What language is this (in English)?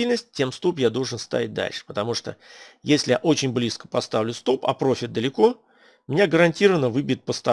Russian